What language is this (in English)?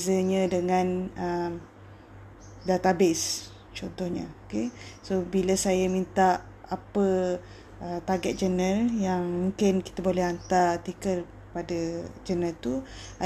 Malay